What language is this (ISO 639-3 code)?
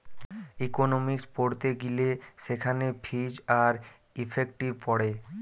ben